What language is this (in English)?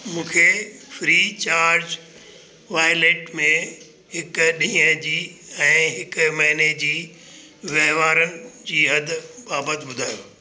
Sindhi